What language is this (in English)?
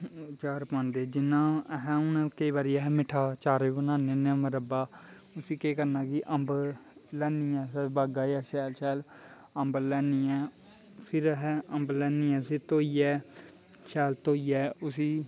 Dogri